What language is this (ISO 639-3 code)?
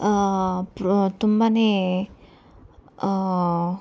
kan